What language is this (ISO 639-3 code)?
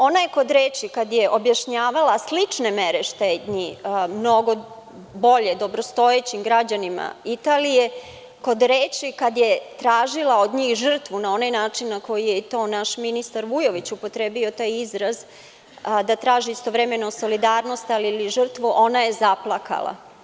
srp